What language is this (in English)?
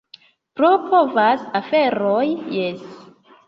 Esperanto